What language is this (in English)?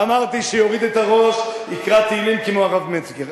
Hebrew